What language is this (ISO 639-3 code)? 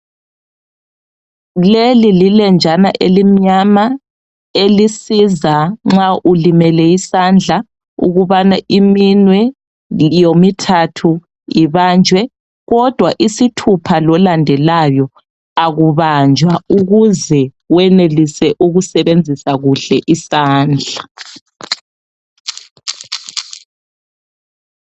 nde